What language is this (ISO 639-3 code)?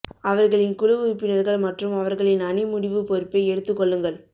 tam